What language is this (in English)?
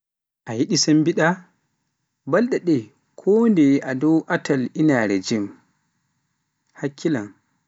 Pular